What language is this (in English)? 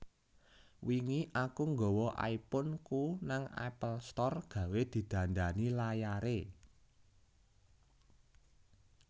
Javanese